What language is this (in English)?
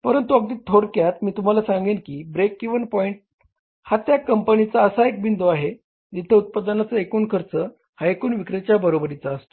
Marathi